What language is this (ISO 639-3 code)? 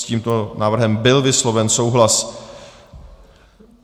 ces